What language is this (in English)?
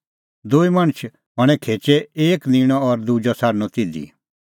Kullu Pahari